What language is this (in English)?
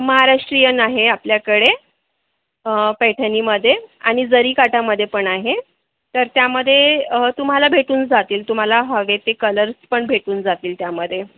Marathi